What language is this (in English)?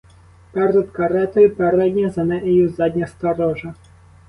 Ukrainian